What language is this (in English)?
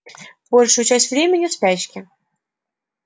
Russian